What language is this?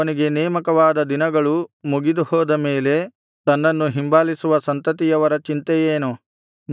Kannada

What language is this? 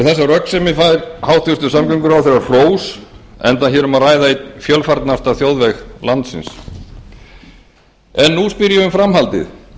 Icelandic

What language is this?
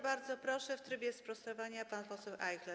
Polish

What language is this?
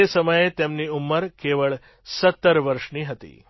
Gujarati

